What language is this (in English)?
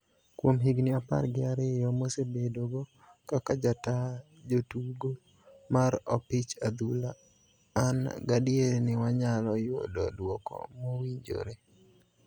Luo (Kenya and Tanzania)